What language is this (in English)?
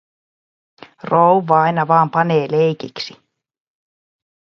Finnish